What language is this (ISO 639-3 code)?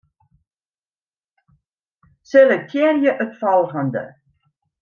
fry